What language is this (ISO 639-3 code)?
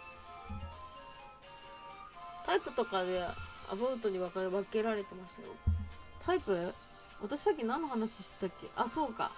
jpn